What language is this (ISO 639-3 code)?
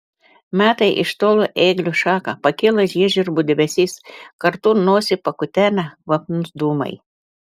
lit